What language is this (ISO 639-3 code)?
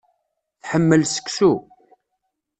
kab